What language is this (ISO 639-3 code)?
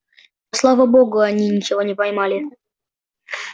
rus